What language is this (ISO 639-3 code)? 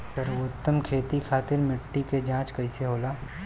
bho